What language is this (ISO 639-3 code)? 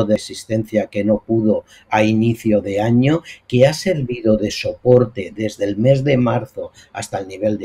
spa